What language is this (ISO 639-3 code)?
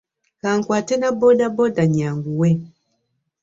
lug